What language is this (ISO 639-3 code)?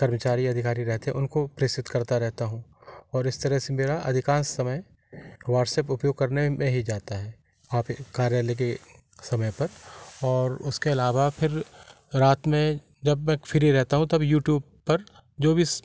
hin